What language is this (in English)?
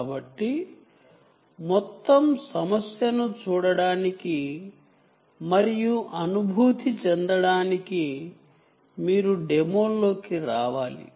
Telugu